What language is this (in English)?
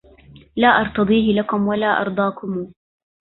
Arabic